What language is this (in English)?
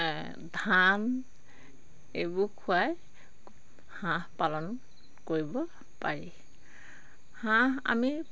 Assamese